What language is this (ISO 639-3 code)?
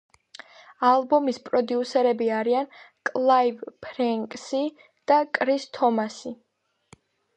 kat